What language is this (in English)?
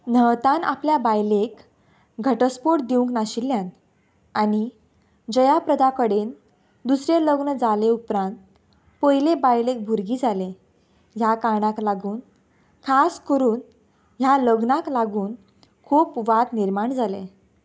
Konkani